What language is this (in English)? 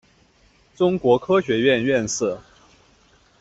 Chinese